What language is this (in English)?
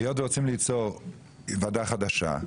Hebrew